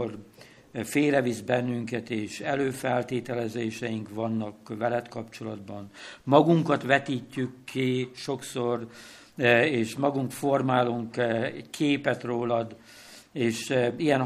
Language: Hungarian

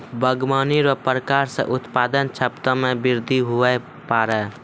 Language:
Maithili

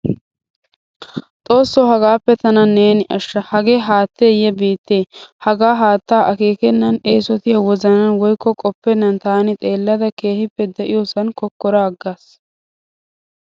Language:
Wolaytta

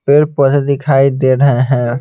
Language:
Hindi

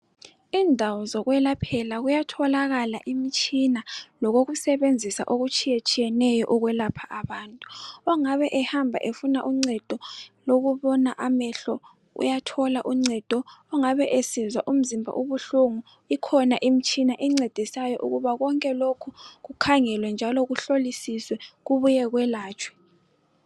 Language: North Ndebele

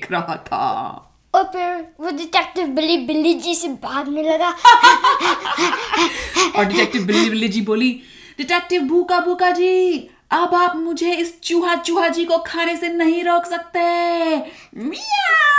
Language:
Hindi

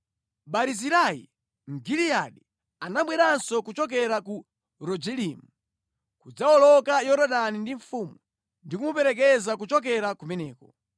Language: Nyanja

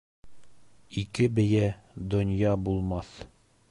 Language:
Bashkir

